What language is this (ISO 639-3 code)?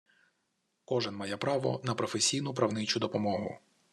ukr